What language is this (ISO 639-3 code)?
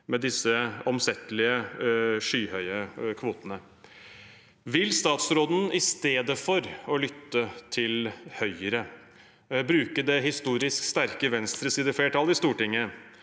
nor